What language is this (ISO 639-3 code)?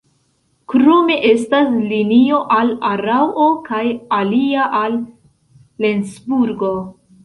epo